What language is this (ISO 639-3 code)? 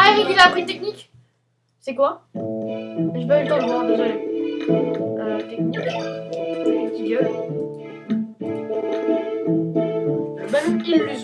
fra